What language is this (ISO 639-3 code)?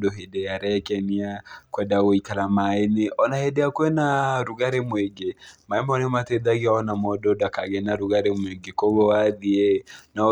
kik